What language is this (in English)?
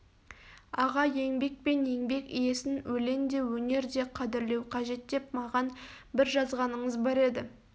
Kazakh